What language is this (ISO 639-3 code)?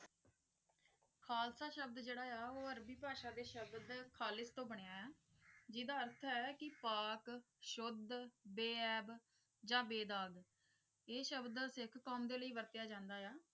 pan